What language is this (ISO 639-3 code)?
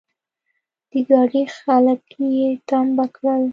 pus